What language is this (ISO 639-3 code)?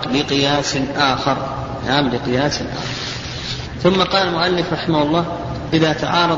ara